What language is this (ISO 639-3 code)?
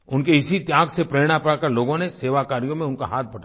hin